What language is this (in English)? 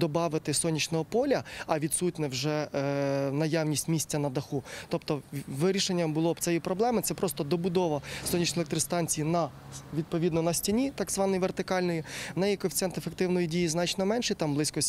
Ukrainian